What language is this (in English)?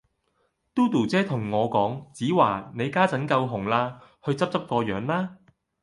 Cantonese